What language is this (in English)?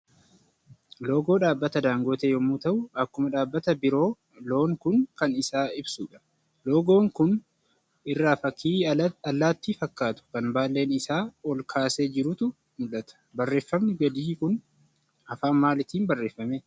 Oromo